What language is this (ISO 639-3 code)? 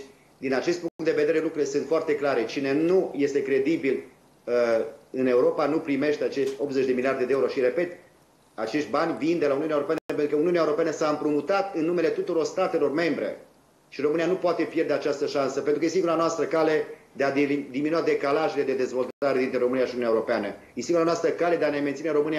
ron